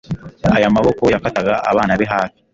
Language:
Kinyarwanda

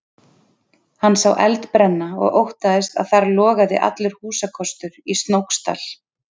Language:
Icelandic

